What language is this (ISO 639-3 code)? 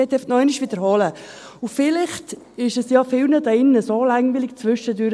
gsw